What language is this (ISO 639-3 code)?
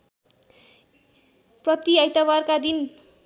nep